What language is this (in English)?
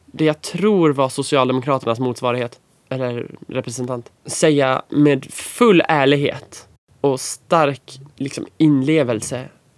Swedish